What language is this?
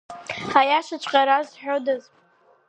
Abkhazian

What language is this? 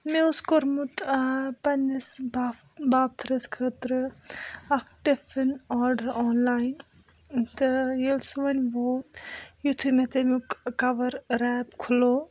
Kashmiri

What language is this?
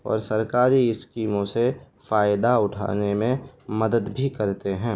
Urdu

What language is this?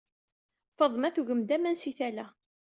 Kabyle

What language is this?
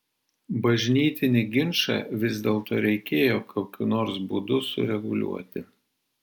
Lithuanian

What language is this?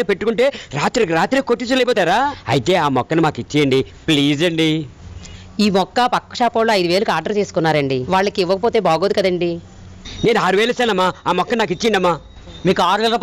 Telugu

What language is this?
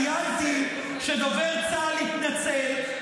Hebrew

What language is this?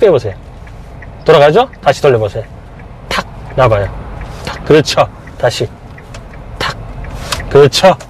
Korean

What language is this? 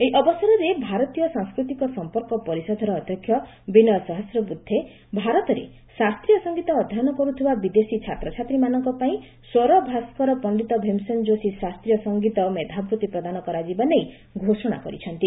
Odia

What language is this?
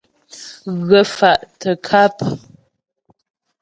Ghomala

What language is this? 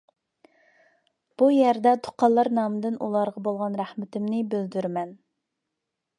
Uyghur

